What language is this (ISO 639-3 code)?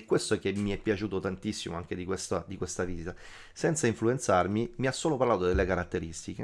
ita